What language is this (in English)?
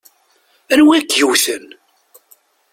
Kabyle